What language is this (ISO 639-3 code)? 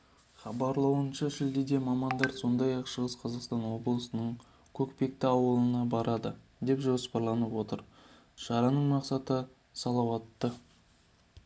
kaz